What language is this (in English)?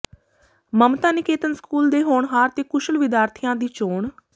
Punjabi